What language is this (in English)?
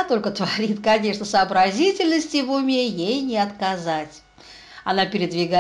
Russian